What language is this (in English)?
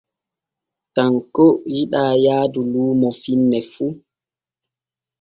Borgu Fulfulde